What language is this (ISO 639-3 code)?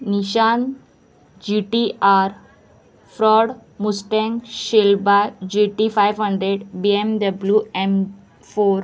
kok